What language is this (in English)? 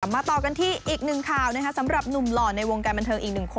Thai